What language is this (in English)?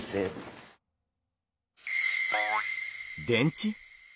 Japanese